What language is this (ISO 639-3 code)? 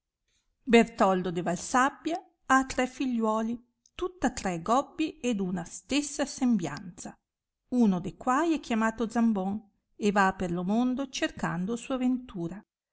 ita